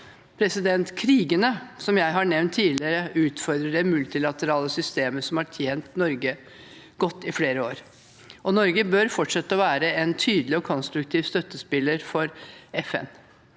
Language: Norwegian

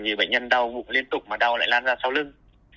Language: Vietnamese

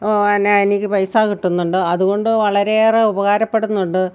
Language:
Malayalam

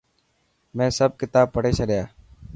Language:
Dhatki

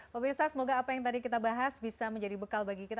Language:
Indonesian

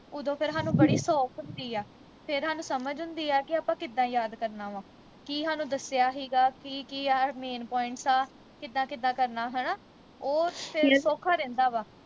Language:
Punjabi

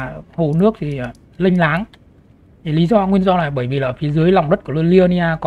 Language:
Vietnamese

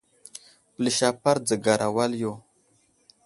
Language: Wuzlam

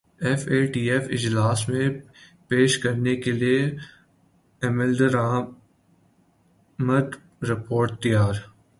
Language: Urdu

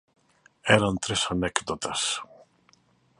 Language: Galician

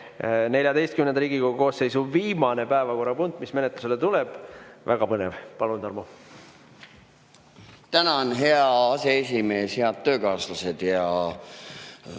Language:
Estonian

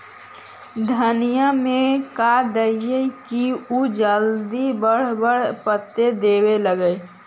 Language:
Magahi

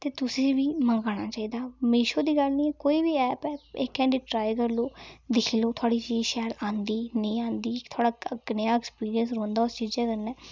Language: Dogri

